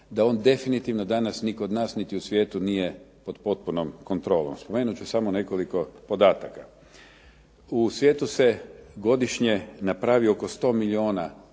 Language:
Croatian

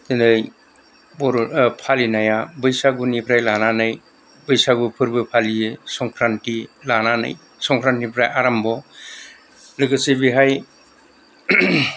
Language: Bodo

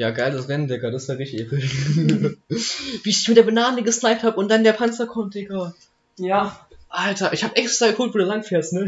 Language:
German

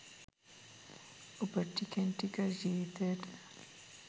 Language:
Sinhala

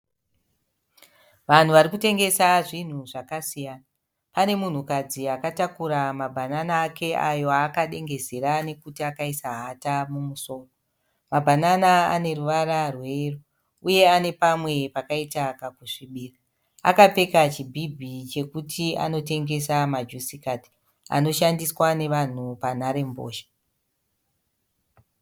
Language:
Shona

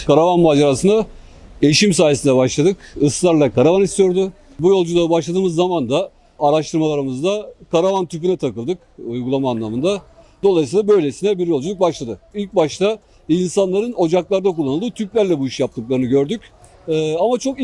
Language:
Turkish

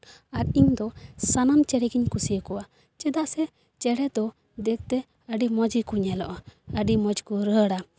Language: Santali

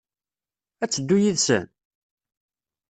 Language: Kabyle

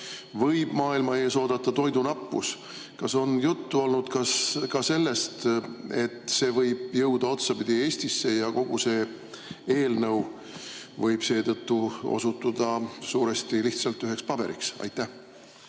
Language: Estonian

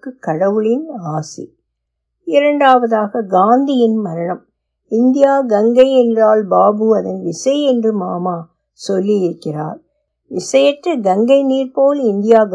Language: Tamil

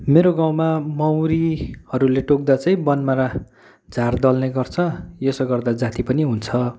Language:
Nepali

